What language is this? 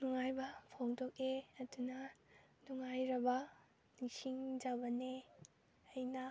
Manipuri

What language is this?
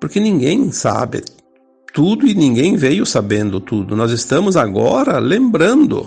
Portuguese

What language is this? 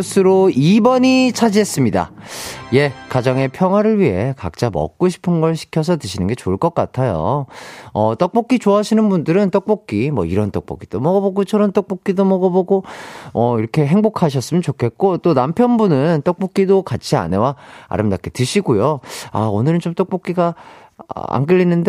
Korean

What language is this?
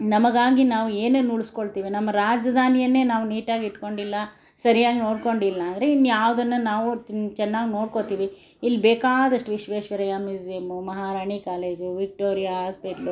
Kannada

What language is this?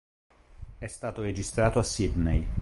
Italian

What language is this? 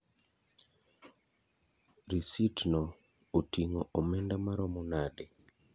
Luo (Kenya and Tanzania)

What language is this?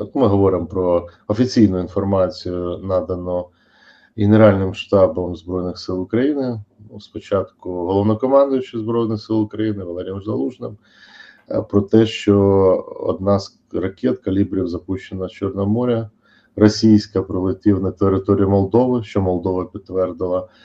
Ukrainian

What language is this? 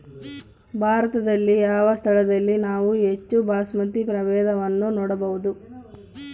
Kannada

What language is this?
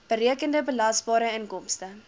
Afrikaans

